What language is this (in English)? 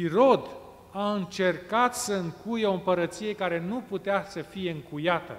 Romanian